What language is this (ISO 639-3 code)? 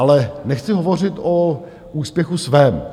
ces